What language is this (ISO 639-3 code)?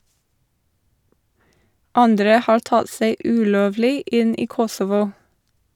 nor